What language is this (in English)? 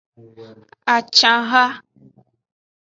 Aja (Benin)